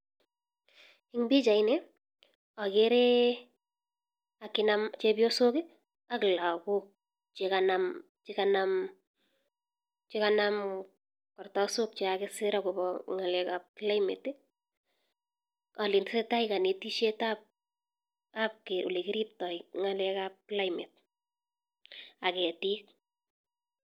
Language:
Kalenjin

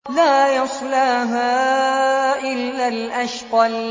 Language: Arabic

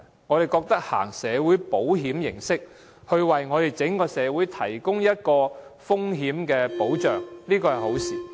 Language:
Cantonese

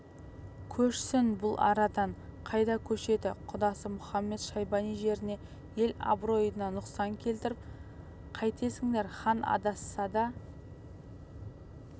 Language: Kazakh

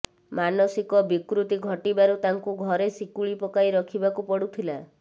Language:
Odia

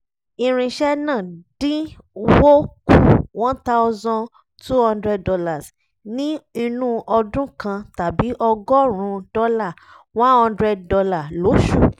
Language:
Yoruba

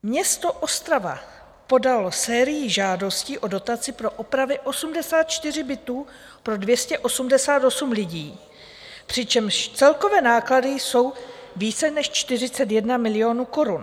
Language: Czech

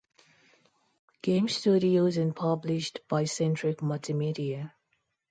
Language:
English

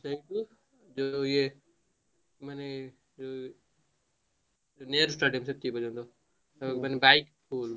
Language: Odia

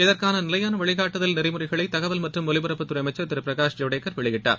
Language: Tamil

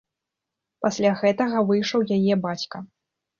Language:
Belarusian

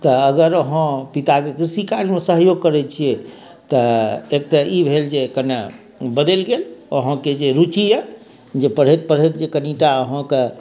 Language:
Maithili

